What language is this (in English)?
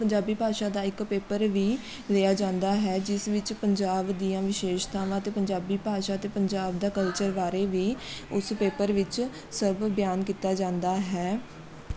Punjabi